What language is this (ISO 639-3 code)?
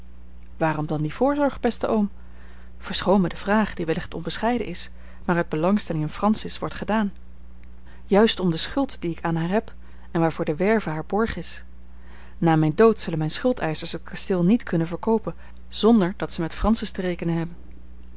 nld